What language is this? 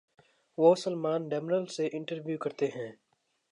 Urdu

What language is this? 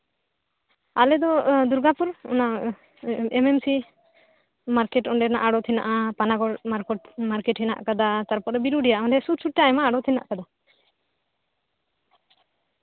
Santali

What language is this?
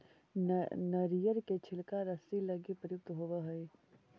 Magahi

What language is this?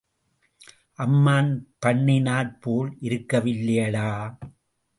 Tamil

